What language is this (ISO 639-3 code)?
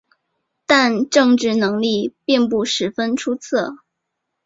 zho